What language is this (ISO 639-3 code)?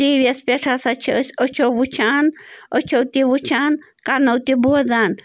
kas